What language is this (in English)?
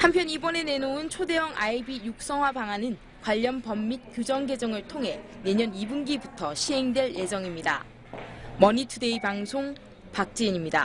Korean